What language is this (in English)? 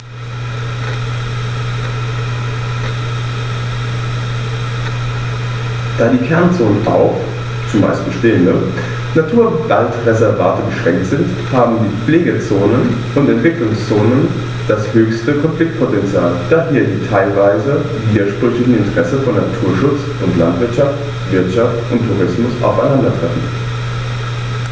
German